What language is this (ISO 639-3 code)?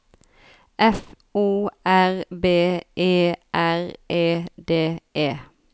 nor